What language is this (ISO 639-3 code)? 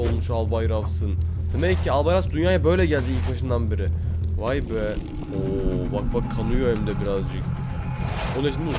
tur